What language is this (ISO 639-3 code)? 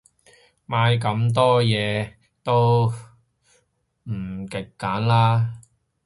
yue